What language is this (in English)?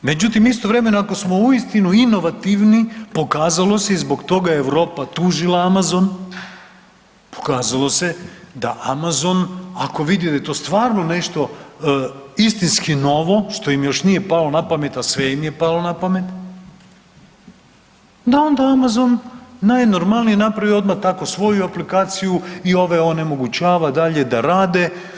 Croatian